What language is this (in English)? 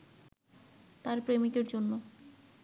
Bangla